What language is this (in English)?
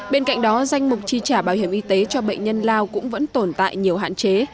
Vietnamese